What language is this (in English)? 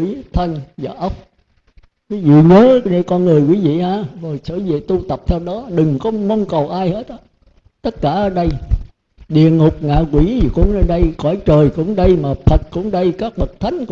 Vietnamese